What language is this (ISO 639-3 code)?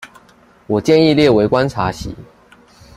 zho